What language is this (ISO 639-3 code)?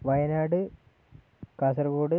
mal